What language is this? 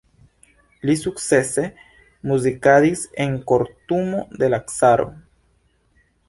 Esperanto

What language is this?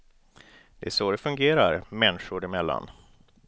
Swedish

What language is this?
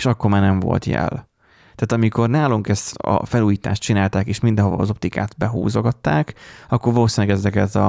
Hungarian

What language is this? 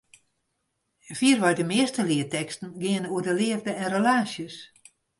Western Frisian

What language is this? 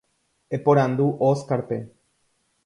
Guarani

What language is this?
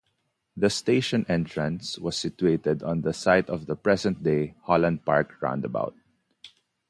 English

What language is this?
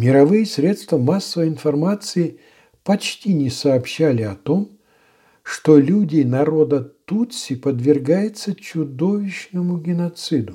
Russian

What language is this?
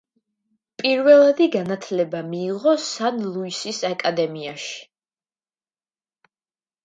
Georgian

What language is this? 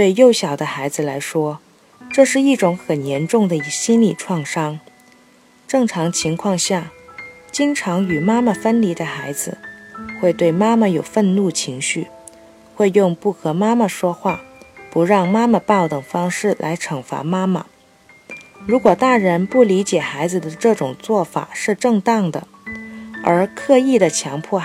Chinese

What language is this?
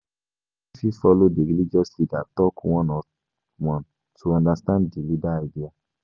Nigerian Pidgin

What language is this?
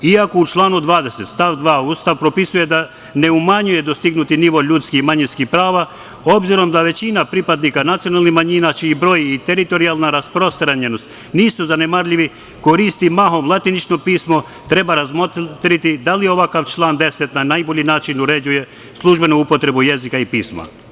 Serbian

